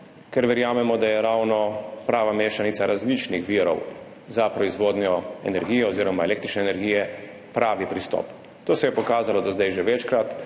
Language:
Slovenian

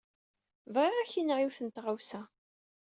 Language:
Kabyle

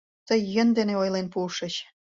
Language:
Mari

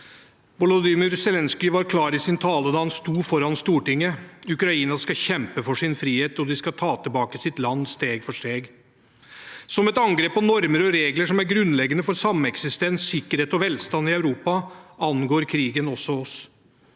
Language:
Norwegian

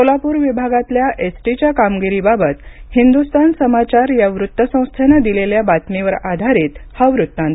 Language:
Marathi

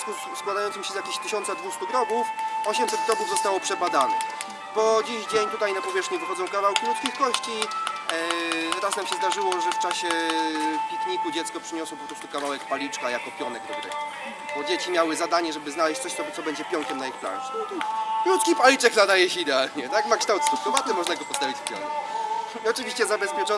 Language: Polish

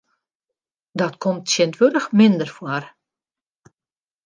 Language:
Western Frisian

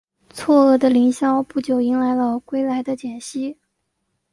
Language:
Chinese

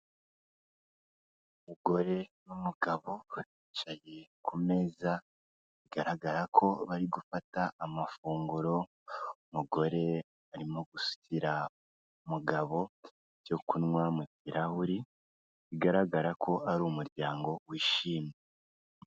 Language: Kinyarwanda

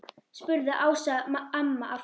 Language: Icelandic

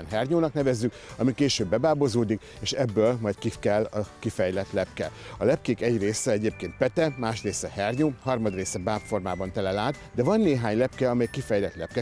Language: Hungarian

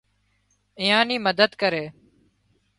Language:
Wadiyara Koli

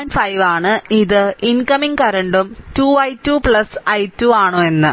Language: Malayalam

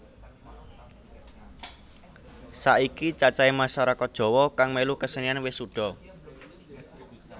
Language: Javanese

